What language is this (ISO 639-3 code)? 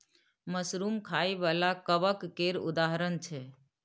mai